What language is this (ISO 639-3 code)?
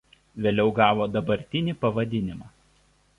lit